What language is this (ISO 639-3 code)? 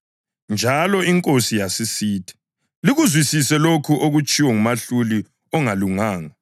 nde